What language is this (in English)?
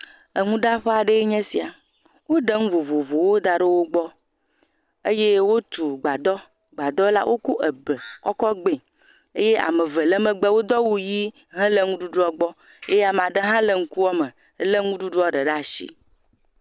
Ewe